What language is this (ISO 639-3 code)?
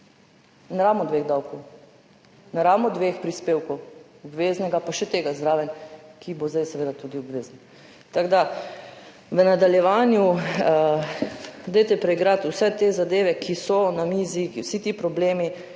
slv